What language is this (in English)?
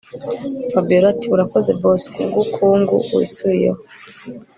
Kinyarwanda